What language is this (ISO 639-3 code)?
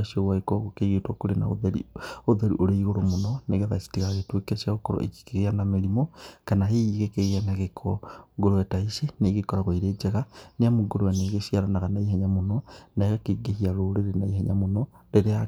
kik